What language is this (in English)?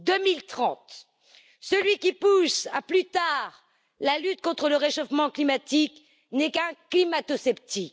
French